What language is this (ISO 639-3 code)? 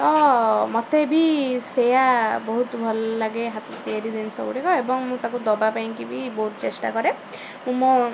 ori